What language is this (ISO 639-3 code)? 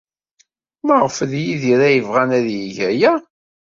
kab